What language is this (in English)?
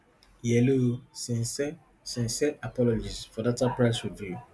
Nigerian Pidgin